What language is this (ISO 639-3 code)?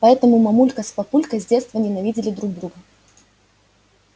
rus